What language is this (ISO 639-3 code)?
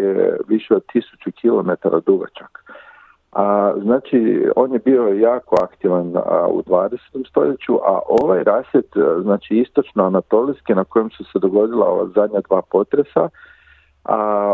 hrv